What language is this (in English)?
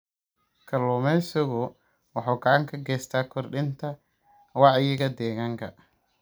Somali